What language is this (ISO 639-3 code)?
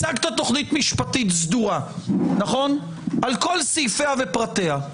heb